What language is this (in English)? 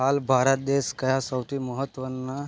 Gujarati